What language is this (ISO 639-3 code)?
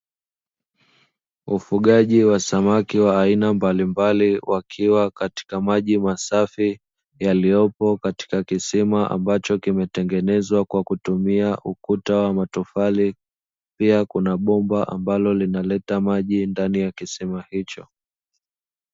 swa